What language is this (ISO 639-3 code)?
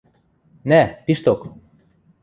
mrj